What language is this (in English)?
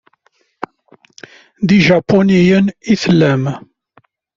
Kabyle